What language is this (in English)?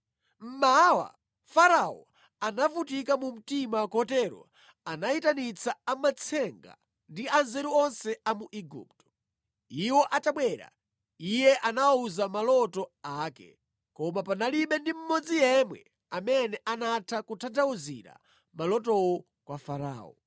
Nyanja